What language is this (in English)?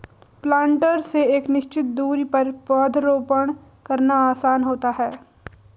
Hindi